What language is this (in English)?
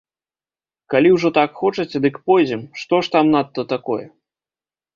Belarusian